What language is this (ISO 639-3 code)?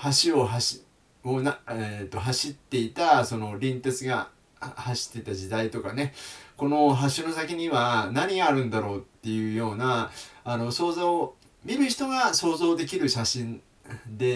jpn